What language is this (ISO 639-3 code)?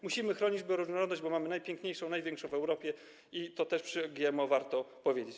pol